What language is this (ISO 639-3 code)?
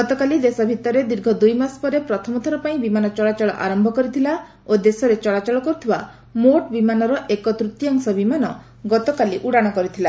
ori